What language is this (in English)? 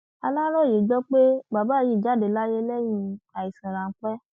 Yoruba